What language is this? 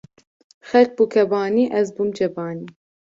Kurdish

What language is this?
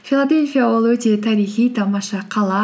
Kazakh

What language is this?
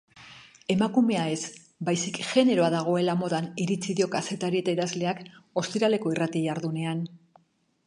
Basque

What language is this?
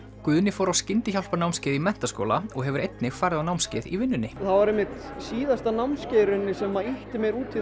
Icelandic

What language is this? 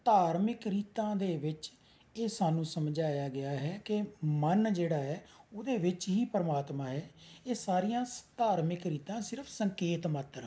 Punjabi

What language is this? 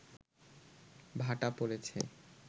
Bangla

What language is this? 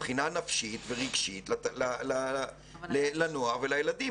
Hebrew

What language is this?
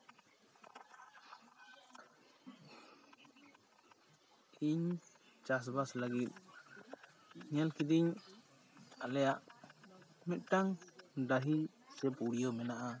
Santali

